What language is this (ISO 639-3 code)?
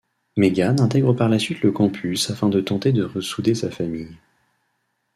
fra